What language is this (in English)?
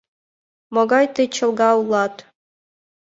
Mari